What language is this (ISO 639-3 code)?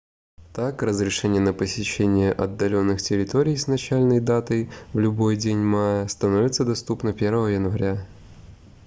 rus